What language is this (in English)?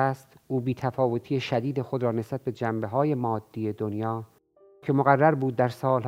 Persian